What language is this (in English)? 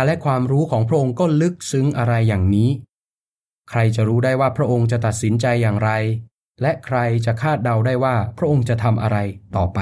Thai